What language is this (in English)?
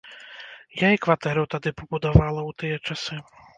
Belarusian